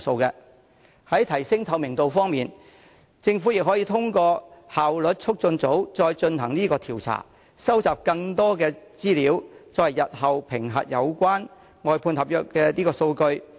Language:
Cantonese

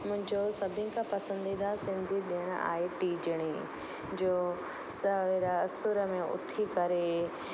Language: Sindhi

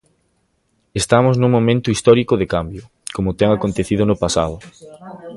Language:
Galician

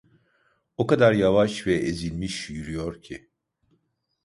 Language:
Turkish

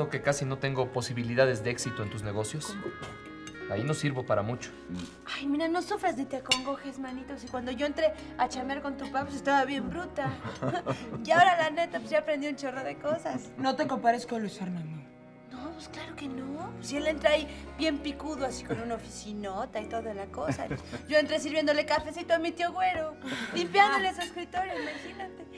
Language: Spanish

